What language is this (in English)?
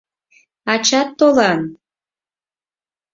Mari